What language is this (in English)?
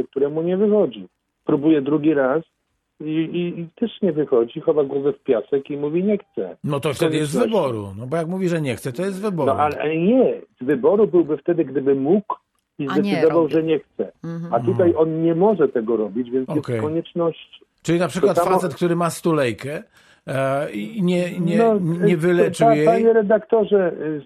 Polish